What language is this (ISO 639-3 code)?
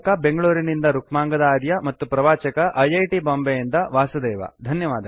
kan